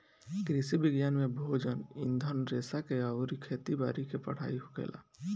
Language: Bhojpuri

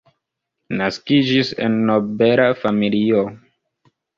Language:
Esperanto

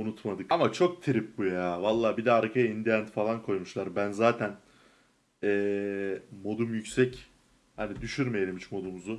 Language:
Turkish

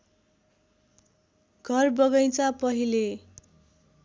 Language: Nepali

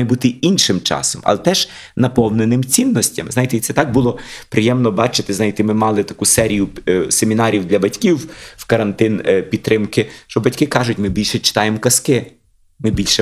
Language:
Ukrainian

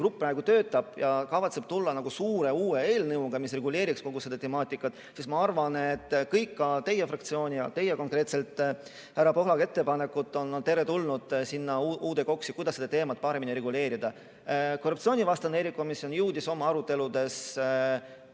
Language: Estonian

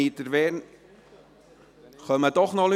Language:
Swiss German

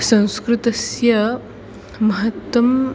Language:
Sanskrit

